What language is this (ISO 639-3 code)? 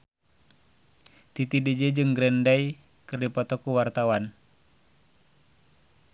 sun